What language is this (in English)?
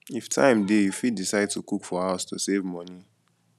Nigerian Pidgin